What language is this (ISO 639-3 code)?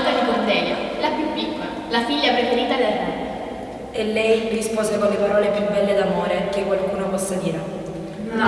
ita